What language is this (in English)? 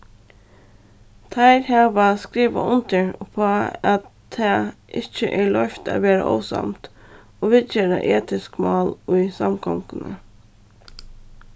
Faroese